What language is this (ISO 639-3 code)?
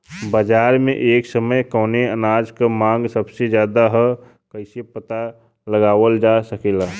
bho